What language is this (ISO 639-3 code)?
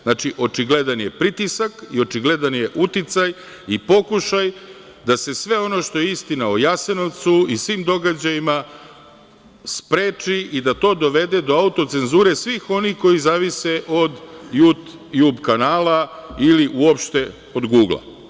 srp